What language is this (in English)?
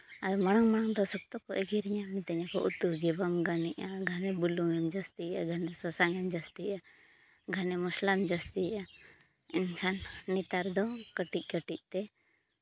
Santali